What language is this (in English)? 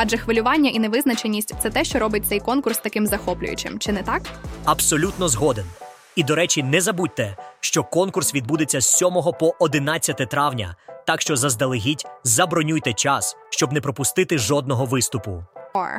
Ukrainian